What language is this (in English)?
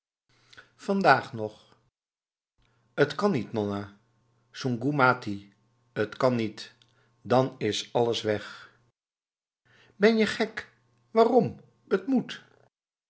Dutch